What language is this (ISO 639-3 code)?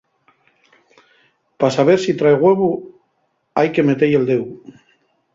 ast